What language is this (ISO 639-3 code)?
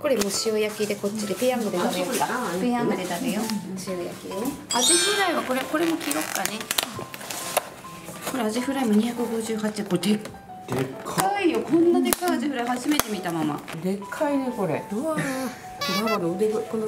jpn